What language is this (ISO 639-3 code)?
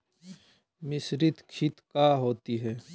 mag